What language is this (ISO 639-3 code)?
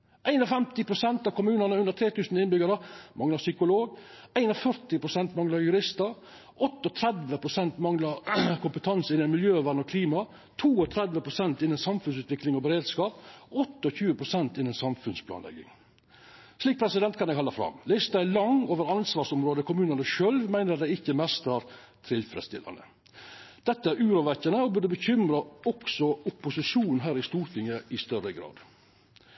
nno